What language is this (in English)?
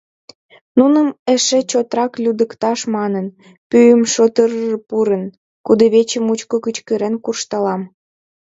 Mari